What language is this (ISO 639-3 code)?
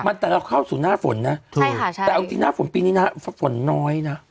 tha